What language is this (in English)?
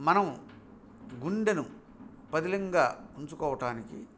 Telugu